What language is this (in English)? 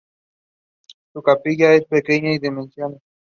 Spanish